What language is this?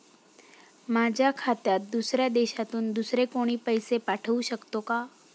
Marathi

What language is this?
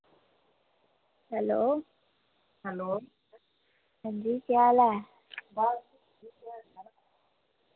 Dogri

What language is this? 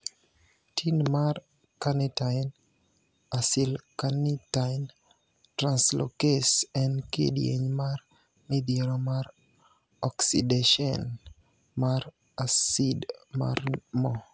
Luo (Kenya and Tanzania)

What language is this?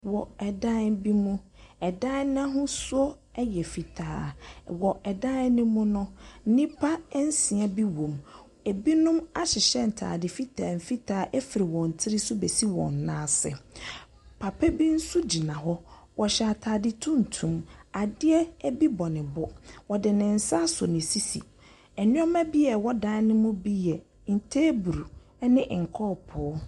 Akan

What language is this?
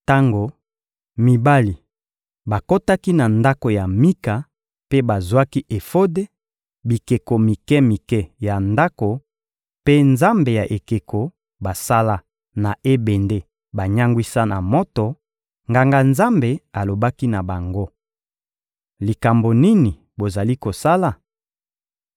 Lingala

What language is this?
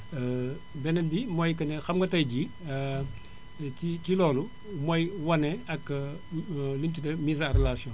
Wolof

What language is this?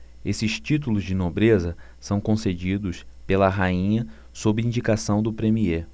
Portuguese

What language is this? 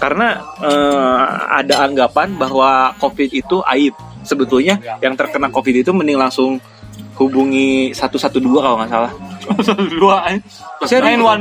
Indonesian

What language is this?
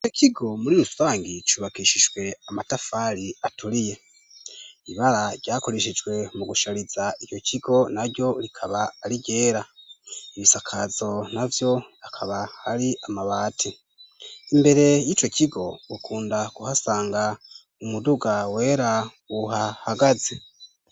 Rundi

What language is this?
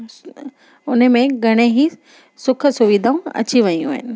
Sindhi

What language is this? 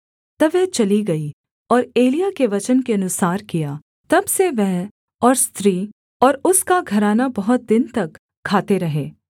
Hindi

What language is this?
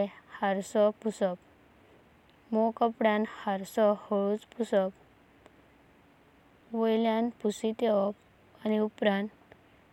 Konkani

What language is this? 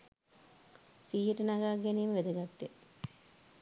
Sinhala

